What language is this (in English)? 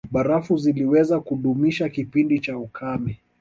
Swahili